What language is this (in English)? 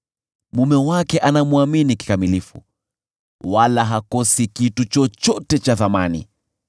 Swahili